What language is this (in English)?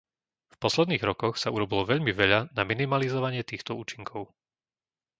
Slovak